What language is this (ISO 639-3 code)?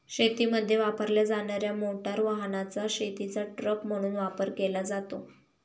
mar